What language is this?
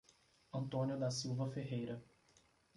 Portuguese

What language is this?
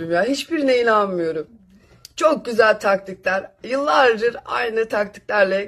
Turkish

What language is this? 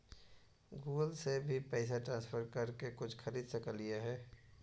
Magahi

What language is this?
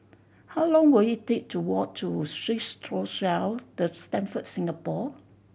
English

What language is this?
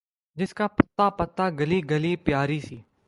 Urdu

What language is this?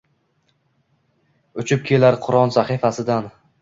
Uzbek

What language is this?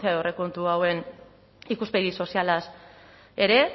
Basque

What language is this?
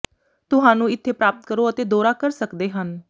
Punjabi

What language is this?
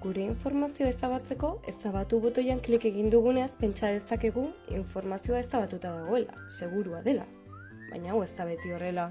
Basque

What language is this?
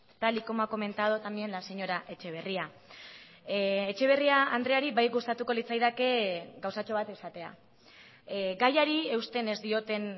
Basque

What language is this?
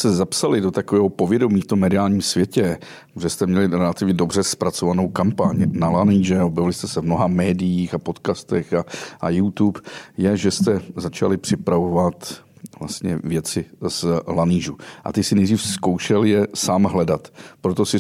Czech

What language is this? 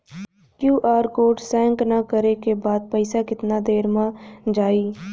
Bhojpuri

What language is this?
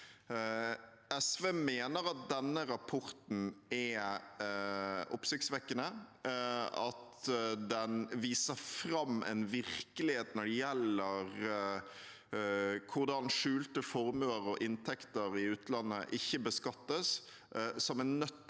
Norwegian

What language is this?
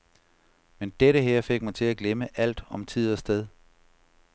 Danish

